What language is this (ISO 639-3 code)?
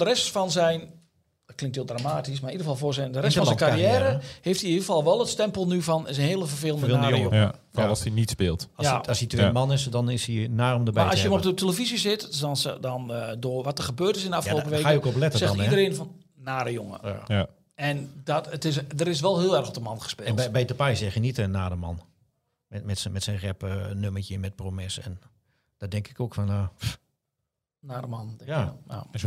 nld